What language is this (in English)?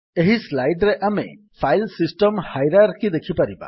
Odia